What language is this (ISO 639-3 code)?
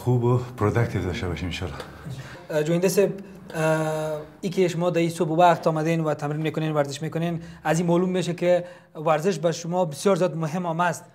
fas